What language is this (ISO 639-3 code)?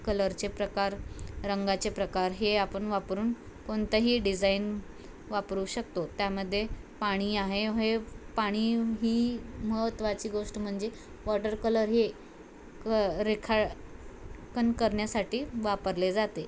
mar